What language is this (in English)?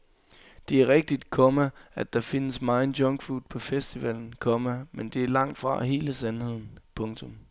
Danish